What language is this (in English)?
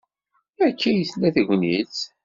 Kabyle